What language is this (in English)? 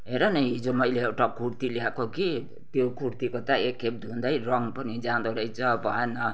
Nepali